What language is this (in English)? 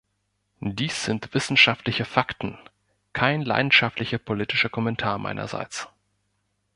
German